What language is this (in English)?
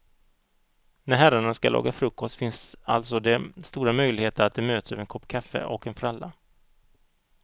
Swedish